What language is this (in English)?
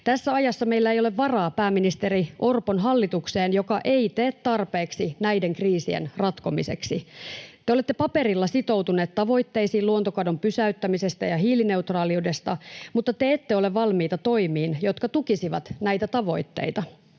Finnish